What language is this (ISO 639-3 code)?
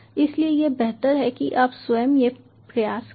hin